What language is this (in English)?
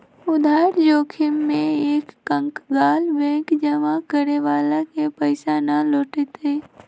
Magahi